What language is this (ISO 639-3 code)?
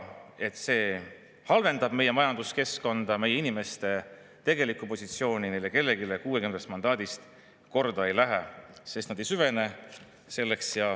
est